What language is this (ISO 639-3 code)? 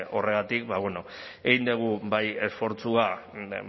eus